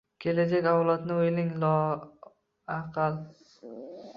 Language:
Uzbek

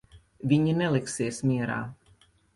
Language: Latvian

